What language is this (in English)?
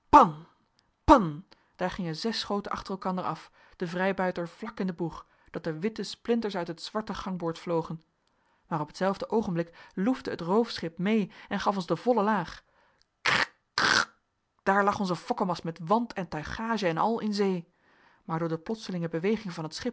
Dutch